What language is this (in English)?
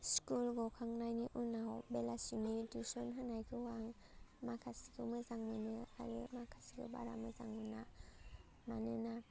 Bodo